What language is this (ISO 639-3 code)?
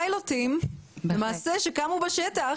heb